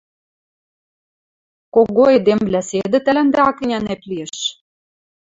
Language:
Western Mari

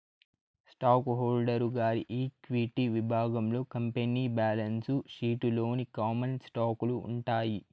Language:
Telugu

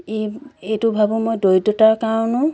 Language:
Assamese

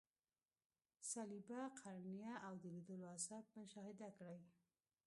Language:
Pashto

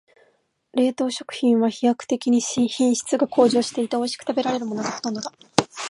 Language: Japanese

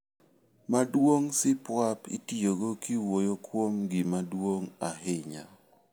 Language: Luo (Kenya and Tanzania)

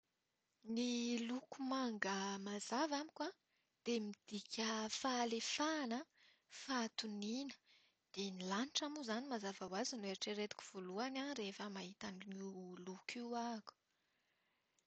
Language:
Malagasy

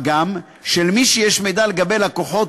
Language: Hebrew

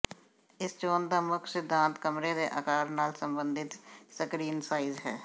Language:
Punjabi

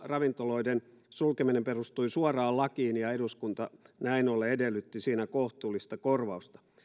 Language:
Finnish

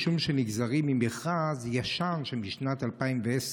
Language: Hebrew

